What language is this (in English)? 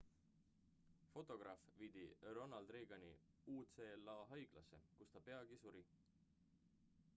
Estonian